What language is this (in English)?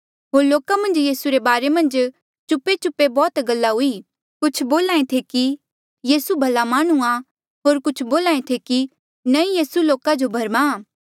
Mandeali